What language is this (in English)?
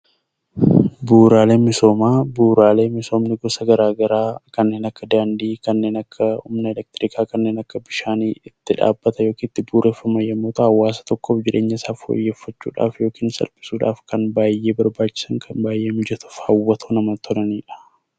Oromo